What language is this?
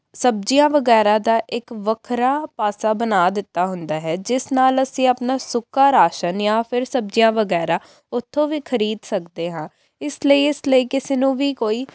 Punjabi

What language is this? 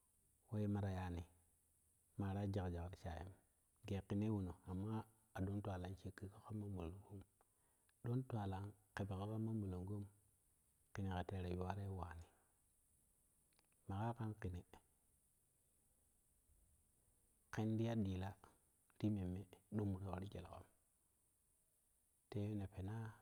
Kushi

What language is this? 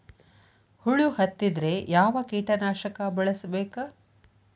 Kannada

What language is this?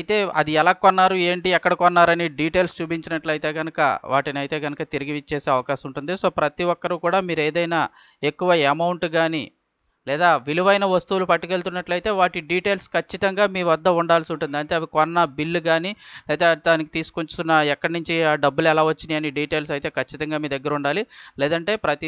Telugu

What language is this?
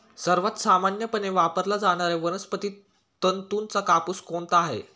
Marathi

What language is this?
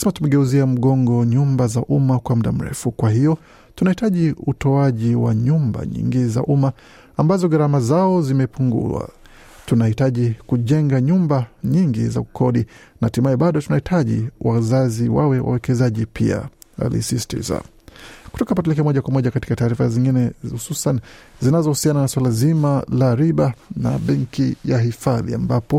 Swahili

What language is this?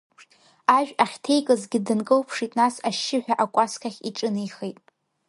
Abkhazian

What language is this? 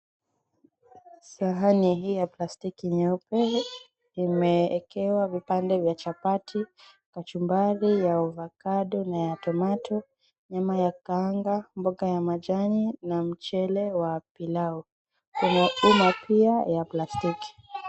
Swahili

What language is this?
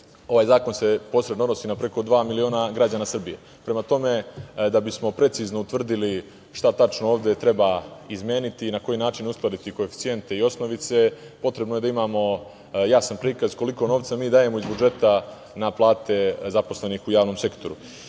Serbian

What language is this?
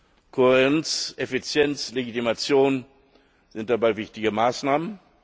German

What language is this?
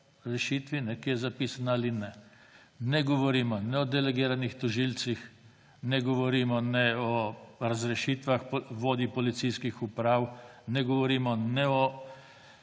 Slovenian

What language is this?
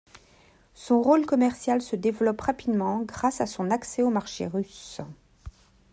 French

